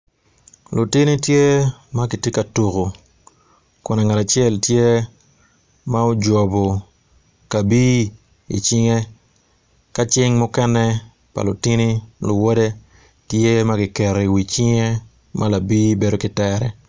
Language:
Acoli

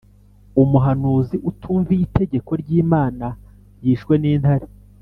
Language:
Kinyarwanda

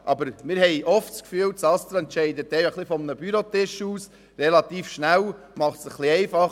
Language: Swiss German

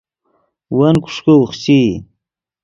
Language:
Yidgha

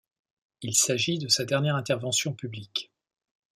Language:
French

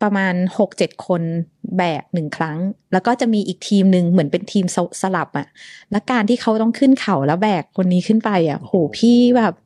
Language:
Thai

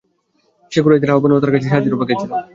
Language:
Bangla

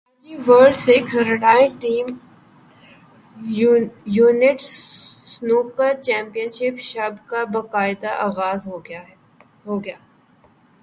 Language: Urdu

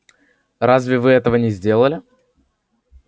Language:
Russian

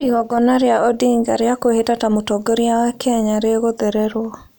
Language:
Kikuyu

